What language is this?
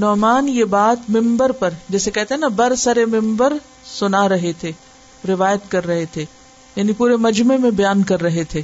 Urdu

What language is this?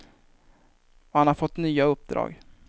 Swedish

